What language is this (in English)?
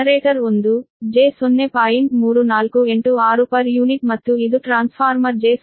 Kannada